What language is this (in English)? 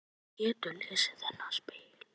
Icelandic